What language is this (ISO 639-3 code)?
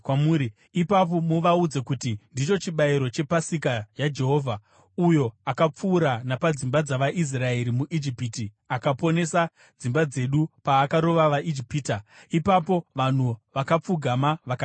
sna